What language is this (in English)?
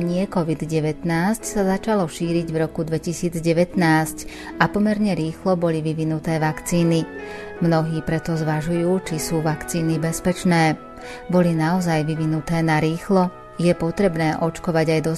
Slovak